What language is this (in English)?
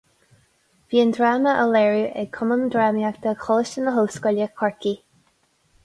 Irish